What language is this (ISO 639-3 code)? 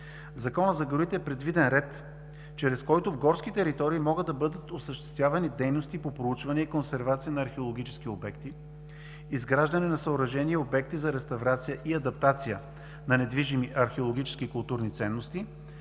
bul